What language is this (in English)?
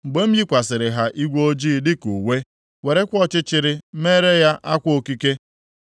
Igbo